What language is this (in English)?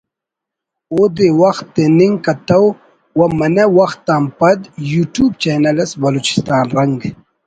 Brahui